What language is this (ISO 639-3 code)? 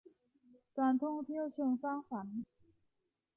tha